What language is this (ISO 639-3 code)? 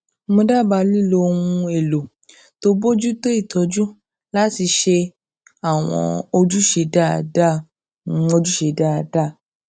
yor